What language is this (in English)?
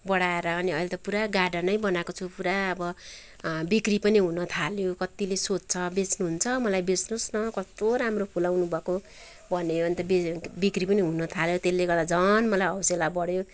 Nepali